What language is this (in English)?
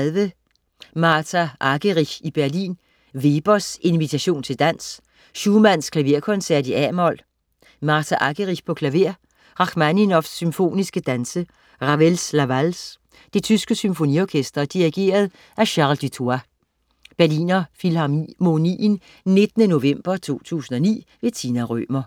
Danish